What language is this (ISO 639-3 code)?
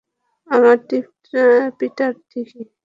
ben